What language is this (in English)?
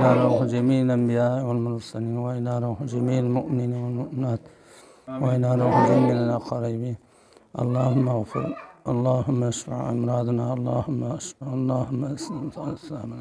Arabic